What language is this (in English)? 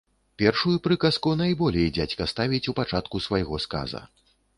Belarusian